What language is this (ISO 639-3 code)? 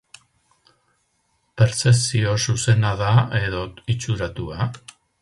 eus